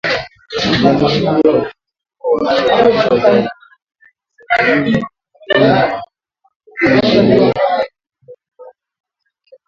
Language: Swahili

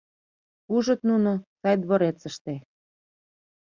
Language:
Mari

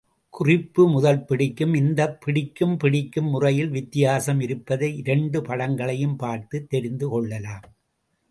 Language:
Tamil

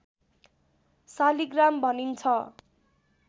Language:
Nepali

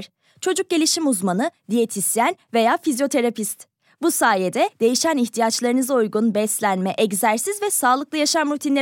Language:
Turkish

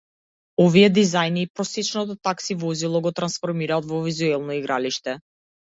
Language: Macedonian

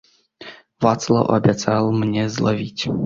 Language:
Belarusian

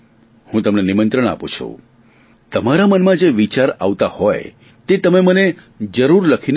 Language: Gujarati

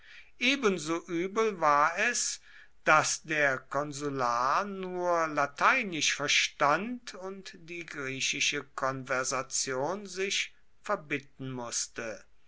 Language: German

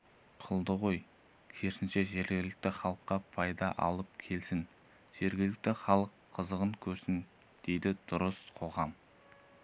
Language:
Kazakh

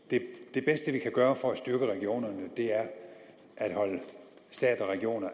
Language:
Danish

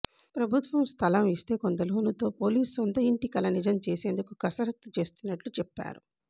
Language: Telugu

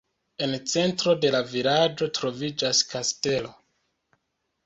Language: Esperanto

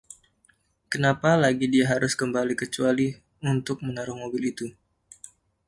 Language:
Indonesian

